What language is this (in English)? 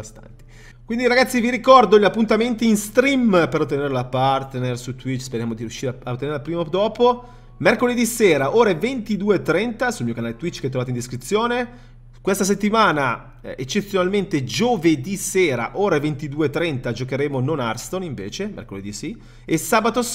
Italian